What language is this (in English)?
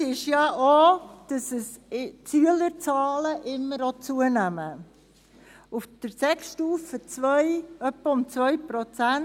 Swiss German